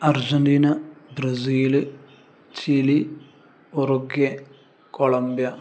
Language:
Malayalam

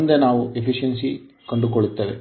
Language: Kannada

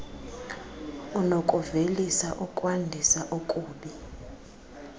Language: Xhosa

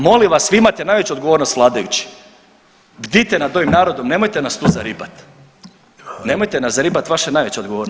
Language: Croatian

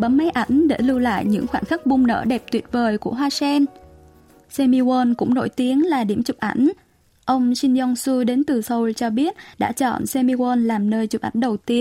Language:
Vietnamese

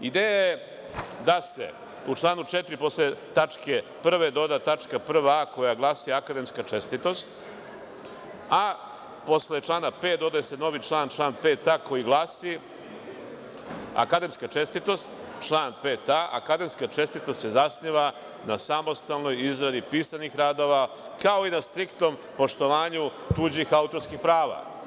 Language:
Serbian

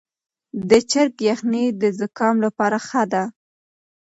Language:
Pashto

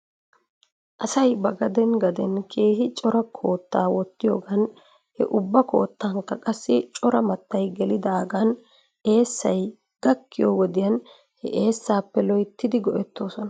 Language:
Wolaytta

